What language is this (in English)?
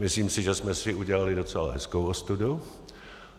Czech